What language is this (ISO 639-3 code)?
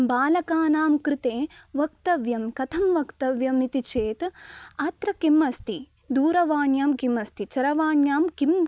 san